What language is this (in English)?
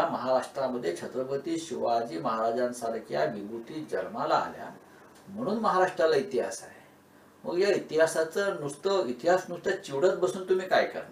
Marathi